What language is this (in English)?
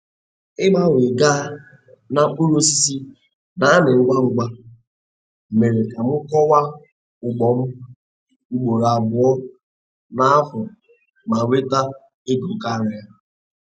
Igbo